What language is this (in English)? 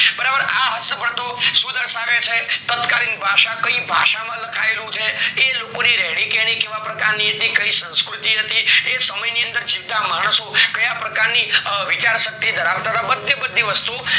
Gujarati